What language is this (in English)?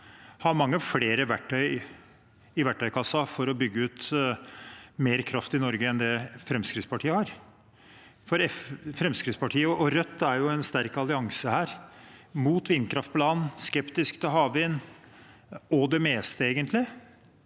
Norwegian